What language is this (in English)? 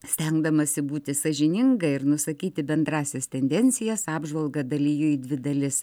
Lithuanian